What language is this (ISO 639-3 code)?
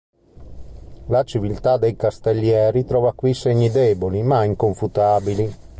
ita